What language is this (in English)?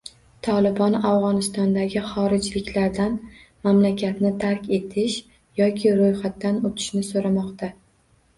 Uzbek